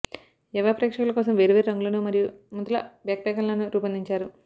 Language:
Telugu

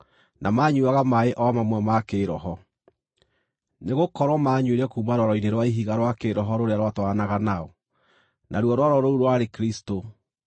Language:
Kikuyu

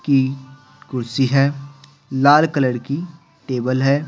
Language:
Hindi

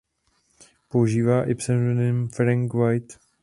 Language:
Czech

